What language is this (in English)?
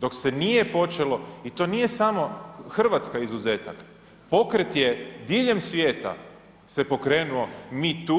Croatian